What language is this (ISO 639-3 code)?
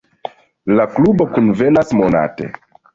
epo